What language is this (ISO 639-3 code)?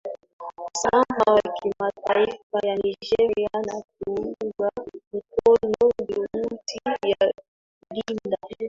swa